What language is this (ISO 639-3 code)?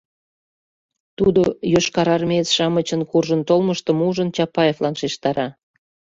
chm